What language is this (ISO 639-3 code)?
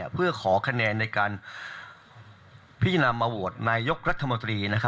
tha